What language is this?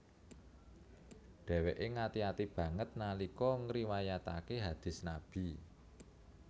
Javanese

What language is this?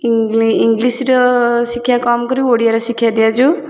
Odia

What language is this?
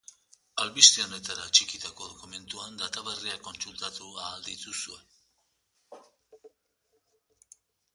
Basque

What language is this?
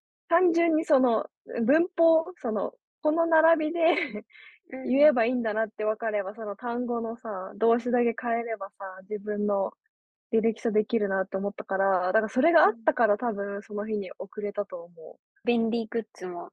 Japanese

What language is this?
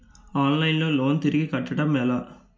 Telugu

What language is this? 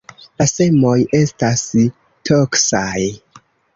Esperanto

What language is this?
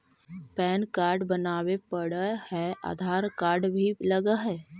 Magahi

